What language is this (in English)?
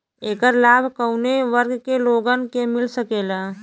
Bhojpuri